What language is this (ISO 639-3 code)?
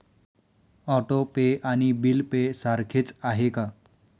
mar